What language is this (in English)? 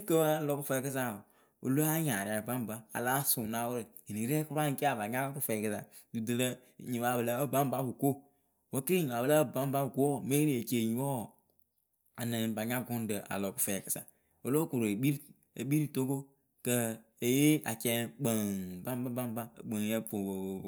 Akebu